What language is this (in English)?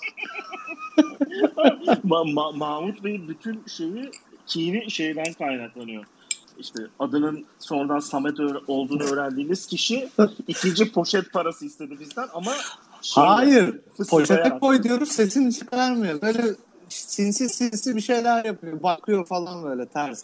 Turkish